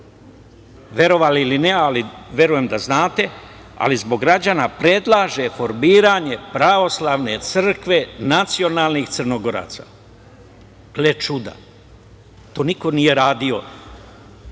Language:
Serbian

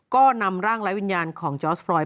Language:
Thai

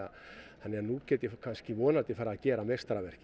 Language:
Icelandic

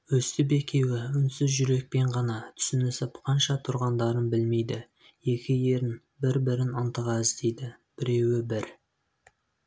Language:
Kazakh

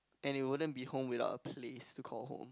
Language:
English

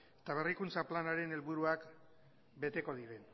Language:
Basque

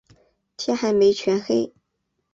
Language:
Chinese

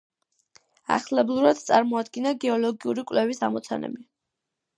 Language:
Georgian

